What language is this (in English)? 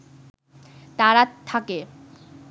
Bangla